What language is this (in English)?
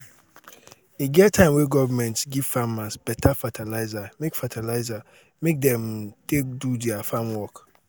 Nigerian Pidgin